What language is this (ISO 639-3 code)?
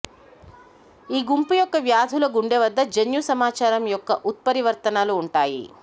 tel